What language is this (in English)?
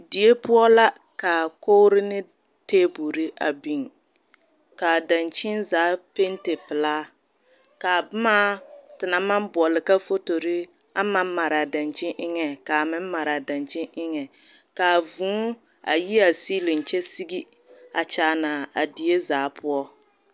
Southern Dagaare